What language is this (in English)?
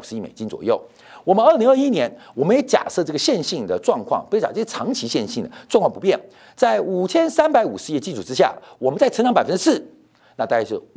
Chinese